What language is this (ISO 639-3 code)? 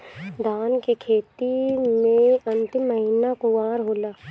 bho